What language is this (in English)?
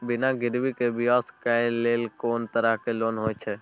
Maithili